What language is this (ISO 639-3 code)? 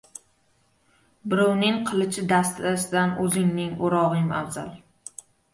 uzb